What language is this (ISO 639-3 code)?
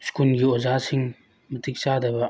mni